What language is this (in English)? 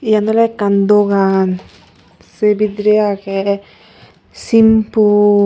Chakma